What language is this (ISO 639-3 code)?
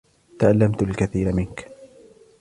ara